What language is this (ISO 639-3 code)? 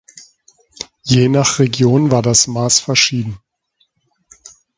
deu